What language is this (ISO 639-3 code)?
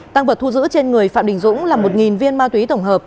vie